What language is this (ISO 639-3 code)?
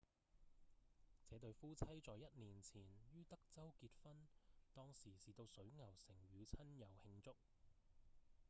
yue